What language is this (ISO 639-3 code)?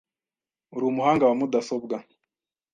kin